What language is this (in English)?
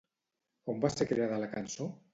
Catalan